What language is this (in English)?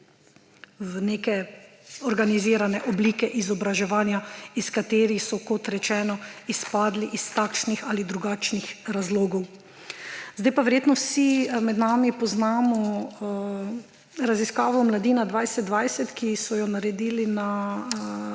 Slovenian